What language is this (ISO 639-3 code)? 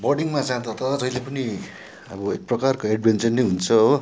nep